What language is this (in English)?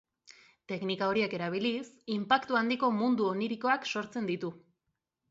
Basque